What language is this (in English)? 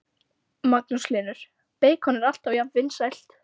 Icelandic